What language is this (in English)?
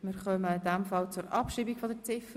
Swiss German